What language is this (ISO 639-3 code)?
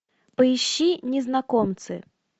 rus